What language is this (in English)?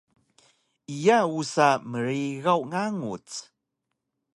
Taroko